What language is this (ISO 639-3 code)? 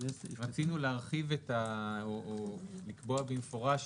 heb